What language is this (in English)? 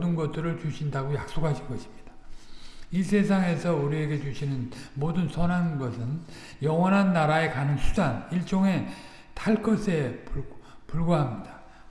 Korean